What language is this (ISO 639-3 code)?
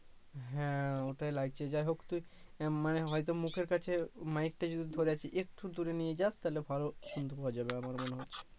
ben